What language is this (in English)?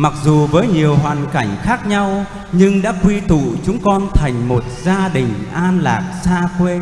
Vietnamese